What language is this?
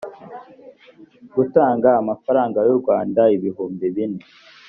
Kinyarwanda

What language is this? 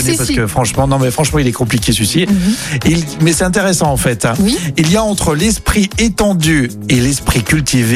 French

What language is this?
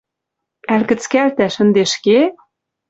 Western Mari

